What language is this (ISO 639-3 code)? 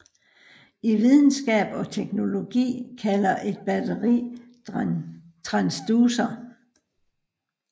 dan